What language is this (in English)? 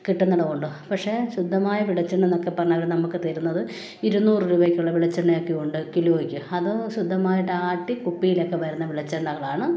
Malayalam